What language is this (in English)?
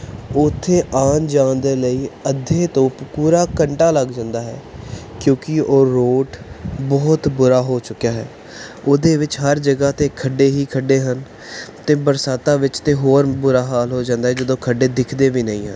Punjabi